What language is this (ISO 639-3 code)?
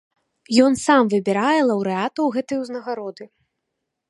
bel